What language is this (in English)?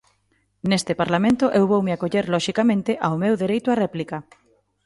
Galician